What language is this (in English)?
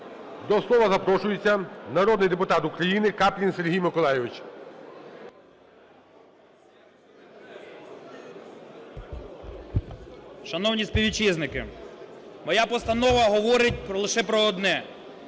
Ukrainian